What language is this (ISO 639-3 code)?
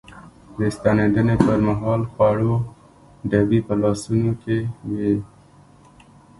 pus